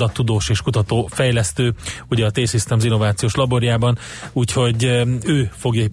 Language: Hungarian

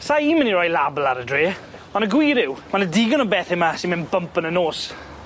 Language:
Welsh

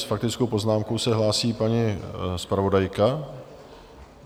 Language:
Czech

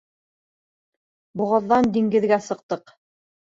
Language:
Bashkir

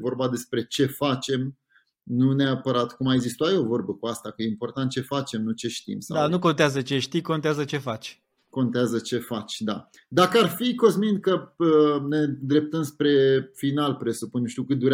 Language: Romanian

